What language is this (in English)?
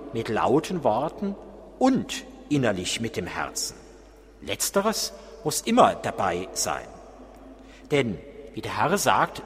German